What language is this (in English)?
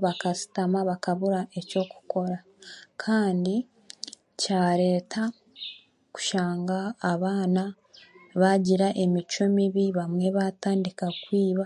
Chiga